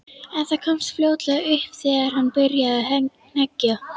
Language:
Icelandic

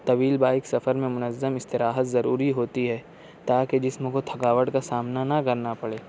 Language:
Urdu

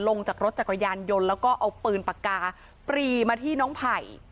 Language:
Thai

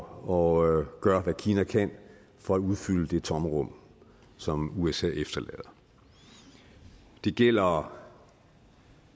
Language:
Danish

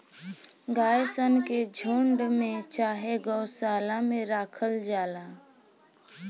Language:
Bhojpuri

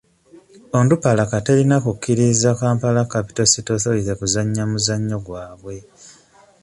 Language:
Ganda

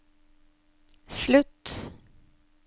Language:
Norwegian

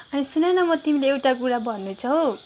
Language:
Nepali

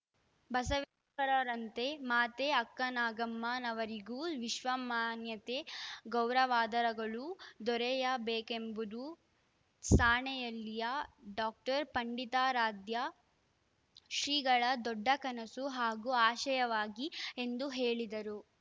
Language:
Kannada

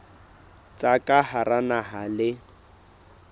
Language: Southern Sotho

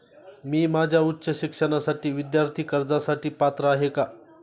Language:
Marathi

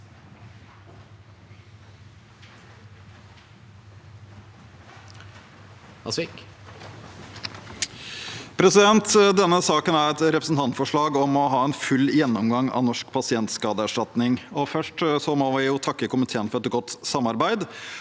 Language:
Norwegian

